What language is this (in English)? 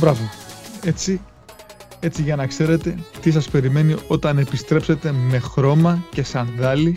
Greek